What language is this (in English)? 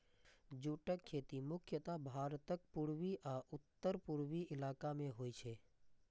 Maithili